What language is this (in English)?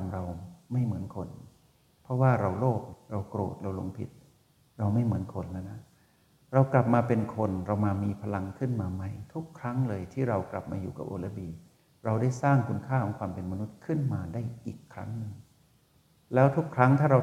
Thai